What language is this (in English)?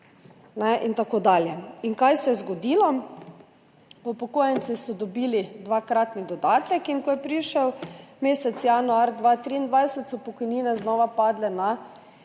Slovenian